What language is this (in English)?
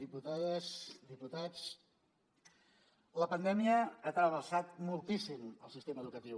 Catalan